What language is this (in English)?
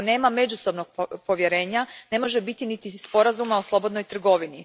Croatian